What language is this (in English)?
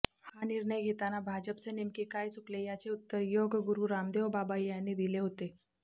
Marathi